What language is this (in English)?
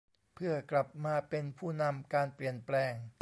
Thai